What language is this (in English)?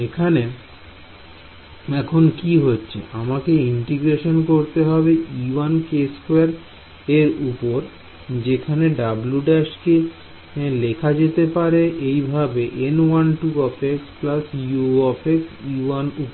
Bangla